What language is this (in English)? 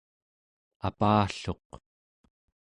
Central Yupik